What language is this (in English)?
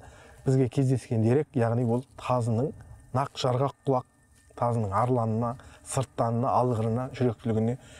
Turkish